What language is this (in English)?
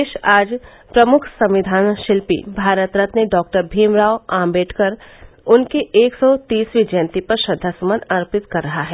Hindi